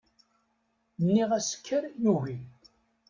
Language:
Kabyle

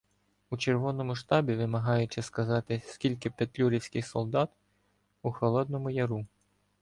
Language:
Ukrainian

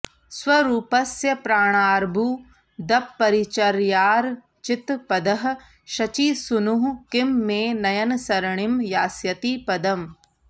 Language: Sanskrit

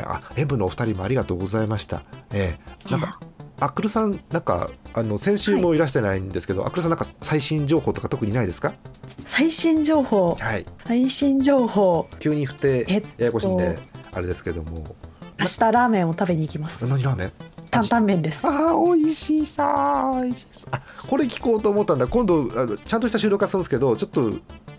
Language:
Japanese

